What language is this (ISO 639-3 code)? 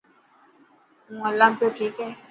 mki